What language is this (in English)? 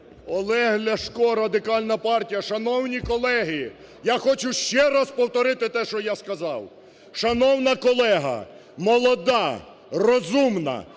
Ukrainian